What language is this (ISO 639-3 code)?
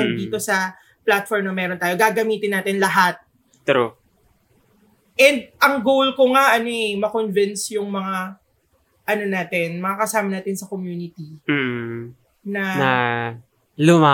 fil